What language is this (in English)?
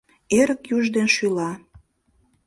Mari